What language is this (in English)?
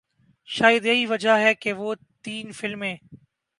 Urdu